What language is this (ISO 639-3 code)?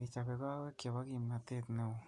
kln